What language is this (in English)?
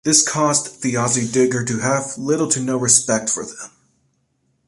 English